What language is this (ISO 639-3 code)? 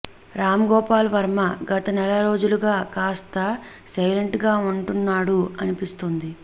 tel